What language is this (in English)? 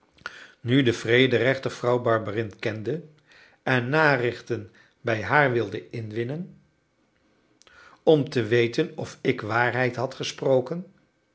Dutch